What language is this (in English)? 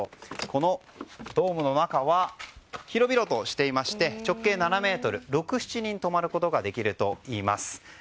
Japanese